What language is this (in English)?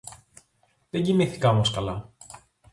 Greek